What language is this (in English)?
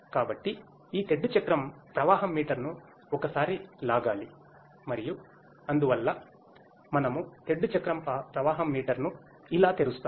Telugu